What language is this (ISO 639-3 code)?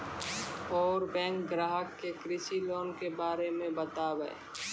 mai